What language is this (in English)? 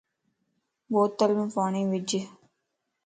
Lasi